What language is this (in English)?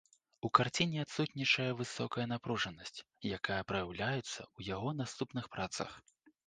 Belarusian